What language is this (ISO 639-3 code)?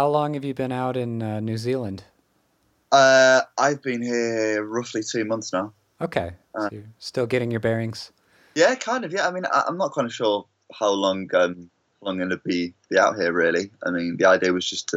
eng